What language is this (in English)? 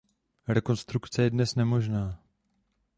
Czech